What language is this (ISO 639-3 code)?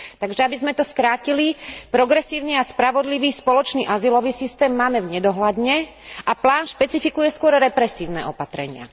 slk